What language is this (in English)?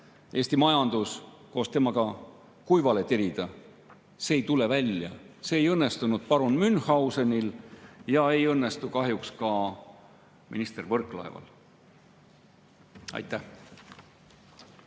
Estonian